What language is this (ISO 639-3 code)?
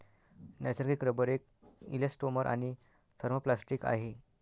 mar